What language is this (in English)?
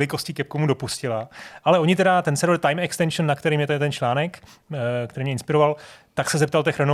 Czech